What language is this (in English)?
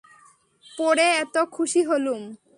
Bangla